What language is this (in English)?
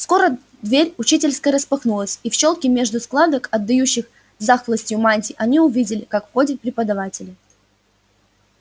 Russian